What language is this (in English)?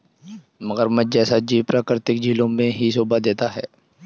Hindi